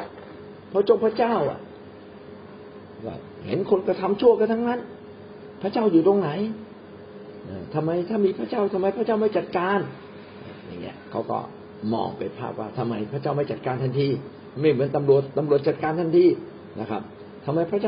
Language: Thai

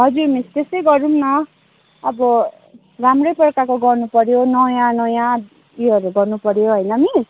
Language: Nepali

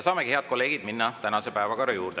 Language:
Estonian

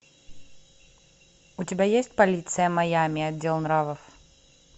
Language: Russian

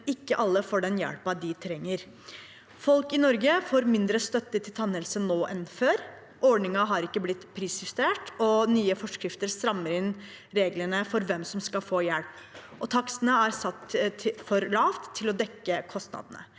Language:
Norwegian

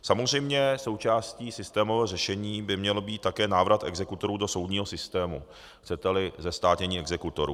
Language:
Czech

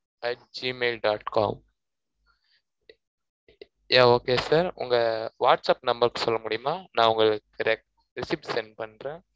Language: Tamil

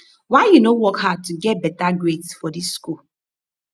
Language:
Nigerian Pidgin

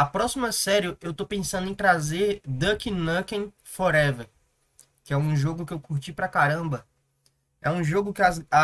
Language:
Portuguese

